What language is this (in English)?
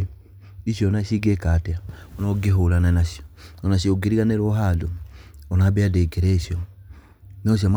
Kikuyu